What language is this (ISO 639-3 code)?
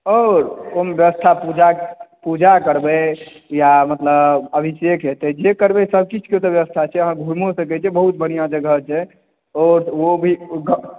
mai